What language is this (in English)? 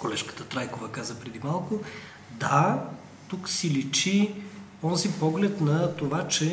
Bulgarian